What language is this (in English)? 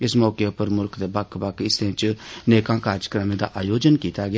Dogri